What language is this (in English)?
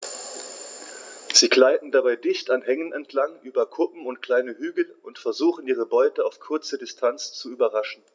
German